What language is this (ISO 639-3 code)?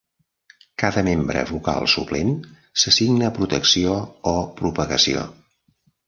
cat